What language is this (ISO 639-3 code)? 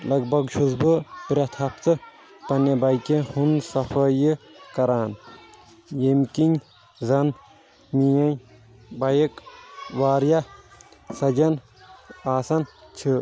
kas